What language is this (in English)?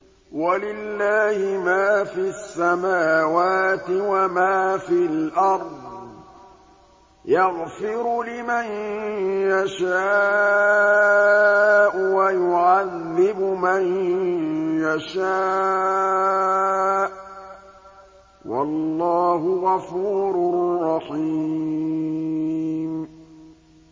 Arabic